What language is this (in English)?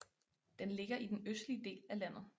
Danish